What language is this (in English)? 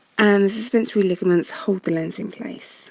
English